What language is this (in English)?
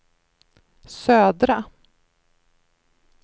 Swedish